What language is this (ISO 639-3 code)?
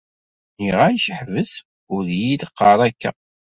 kab